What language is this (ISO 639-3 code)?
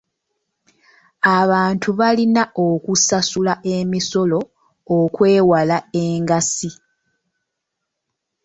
lug